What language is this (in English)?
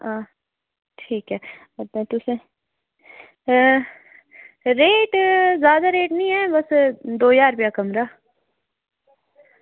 Dogri